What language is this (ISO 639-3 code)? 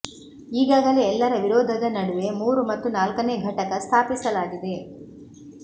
kan